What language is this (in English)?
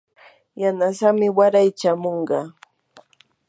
Yanahuanca Pasco Quechua